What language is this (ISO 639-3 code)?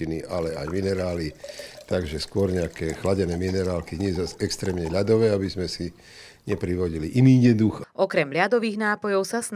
slk